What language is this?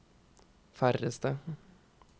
Norwegian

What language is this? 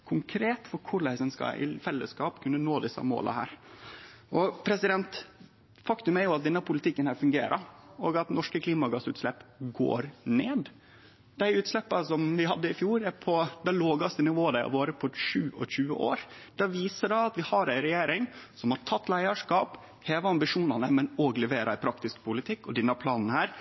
Norwegian Nynorsk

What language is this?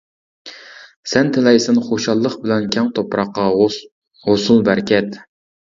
Uyghur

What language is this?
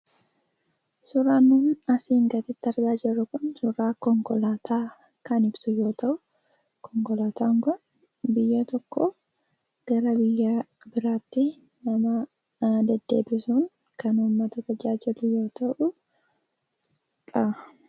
Oromo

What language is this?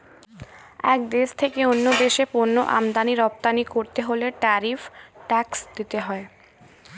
Bangla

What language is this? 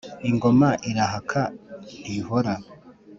Kinyarwanda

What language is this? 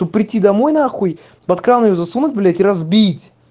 Russian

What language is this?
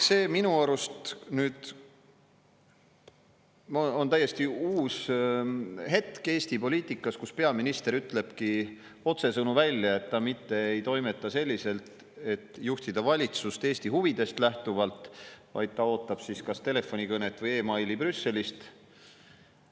Estonian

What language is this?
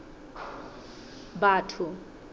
Southern Sotho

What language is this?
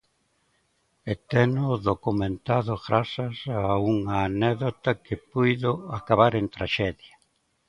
Galician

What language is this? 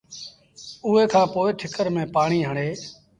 Sindhi Bhil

